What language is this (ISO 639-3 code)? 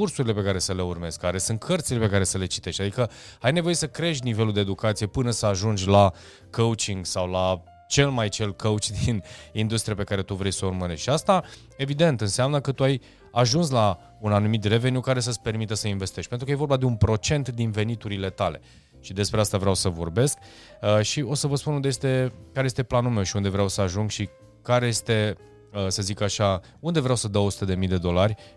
ron